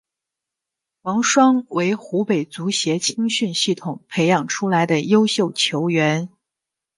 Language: Chinese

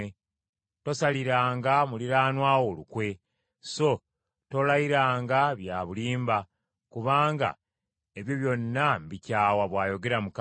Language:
Ganda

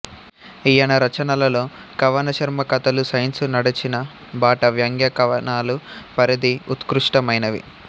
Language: Telugu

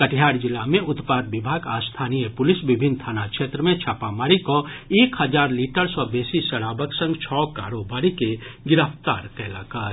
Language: Maithili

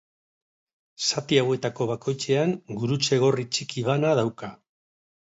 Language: Basque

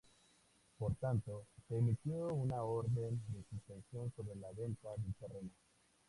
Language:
Spanish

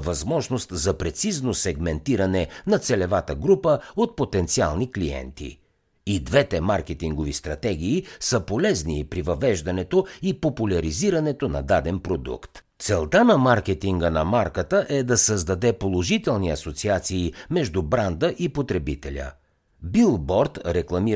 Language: Bulgarian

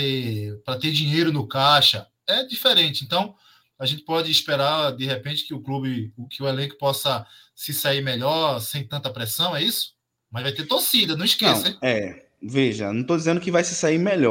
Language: Portuguese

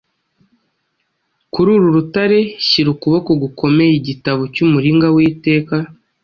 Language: Kinyarwanda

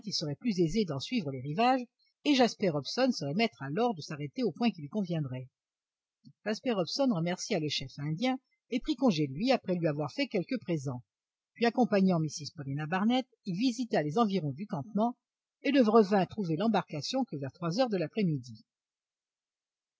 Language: French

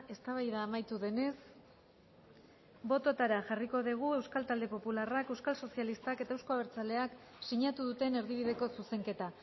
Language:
Basque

